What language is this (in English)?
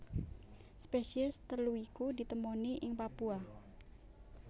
Javanese